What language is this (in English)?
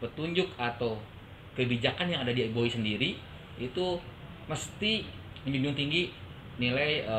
Indonesian